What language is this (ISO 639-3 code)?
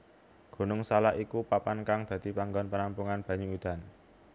jav